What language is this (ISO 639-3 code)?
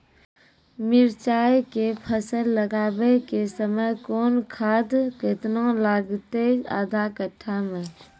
mai